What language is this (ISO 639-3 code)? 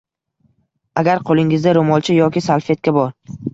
uzb